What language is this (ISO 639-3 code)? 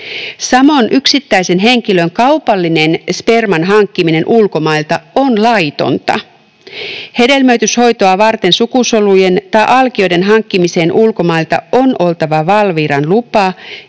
fin